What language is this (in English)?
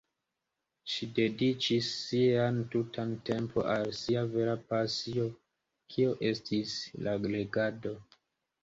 Esperanto